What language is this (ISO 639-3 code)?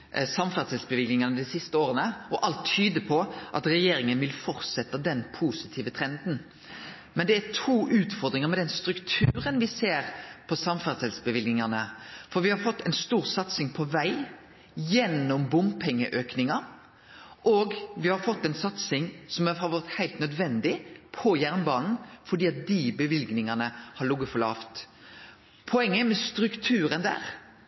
nno